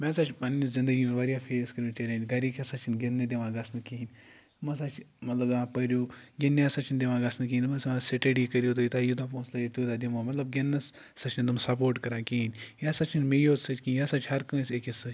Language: Kashmiri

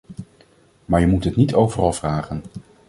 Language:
Dutch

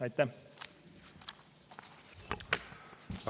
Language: Estonian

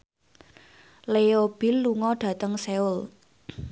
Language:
Javanese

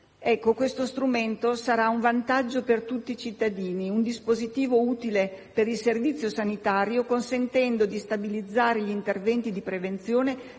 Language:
Italian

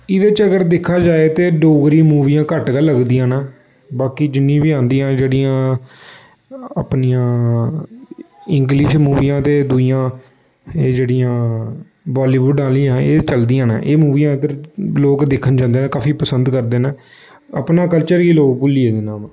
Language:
Dogri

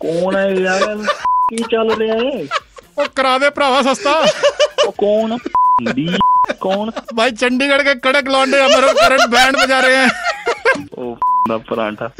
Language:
Punjabi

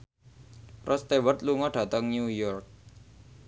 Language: Javanese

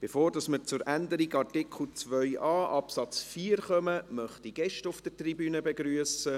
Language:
Swiss German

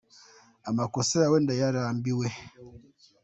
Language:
Kinyarwanda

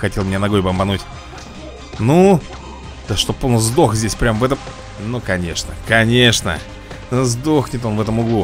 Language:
Russian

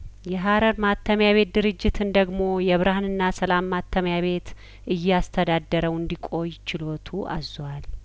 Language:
Amharic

